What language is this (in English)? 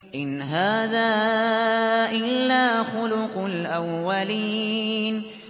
Arabic